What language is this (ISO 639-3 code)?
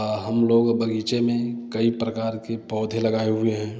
hin